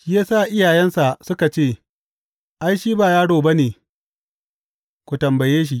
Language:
Hausa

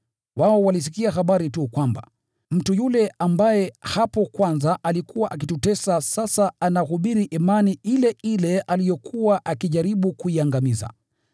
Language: Swahili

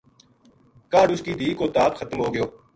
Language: Gujari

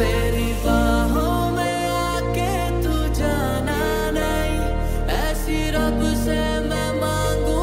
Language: Hindi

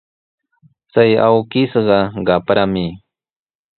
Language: Sihuas Ancash Quechua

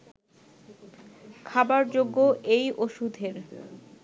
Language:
Bangla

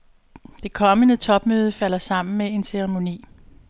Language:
Danish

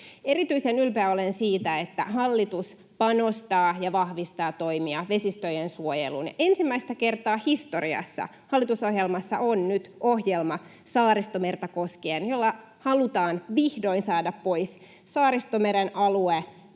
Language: Finnish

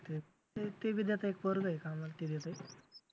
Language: Marathi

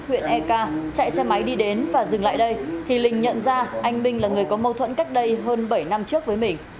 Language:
Vietnamese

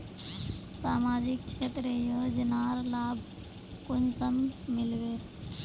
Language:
Magahi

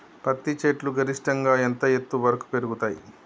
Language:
Telugu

